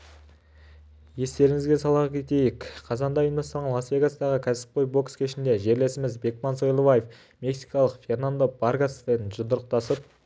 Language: Kazakh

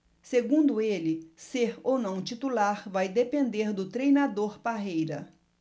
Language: Portuguese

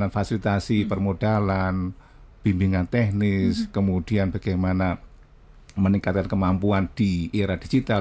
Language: Indonesian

